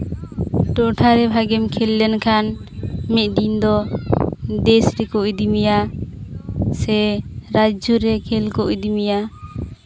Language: Santali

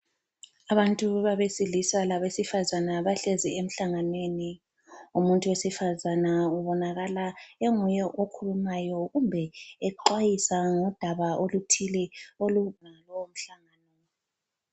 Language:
North Ndebele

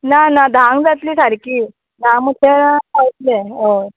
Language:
Konkani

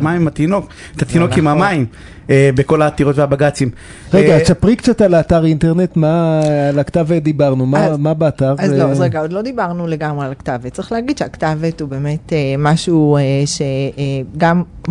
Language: Hebrew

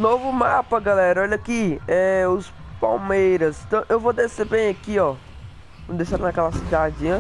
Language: Portuguese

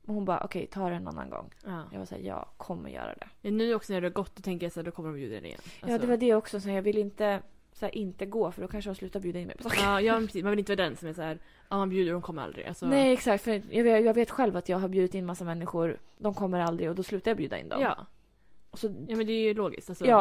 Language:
Swedish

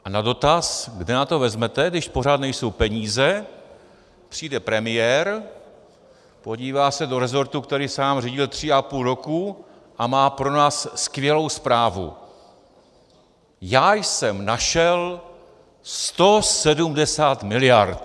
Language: Czech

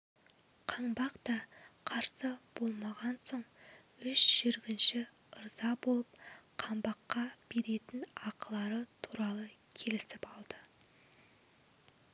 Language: Kazakh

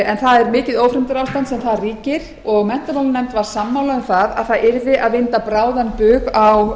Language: Icelandic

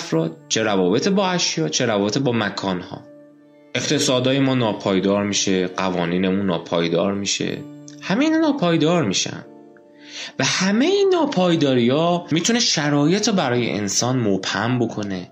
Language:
Persian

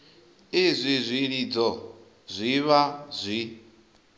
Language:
Venda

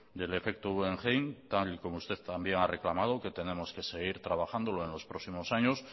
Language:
Spanish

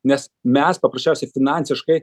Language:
Lithuanian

